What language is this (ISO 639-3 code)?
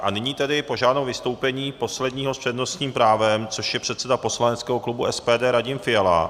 ces